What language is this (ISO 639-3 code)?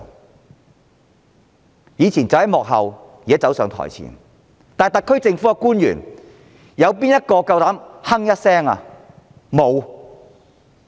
yue